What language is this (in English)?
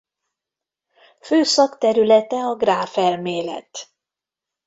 Hungarian